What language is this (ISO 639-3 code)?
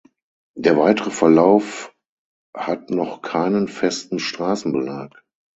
deu